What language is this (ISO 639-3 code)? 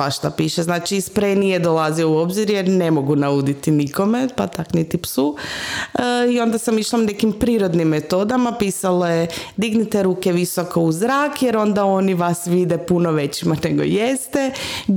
hrv